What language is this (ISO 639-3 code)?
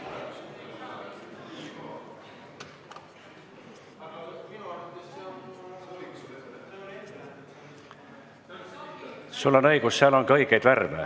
est